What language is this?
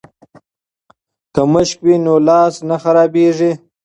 Pashto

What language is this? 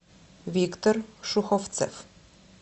Russian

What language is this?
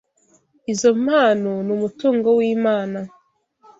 Kinyarwanda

